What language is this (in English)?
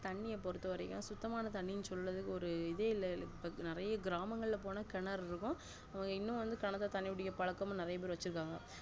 Tamil